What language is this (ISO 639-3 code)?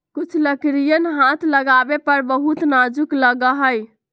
mag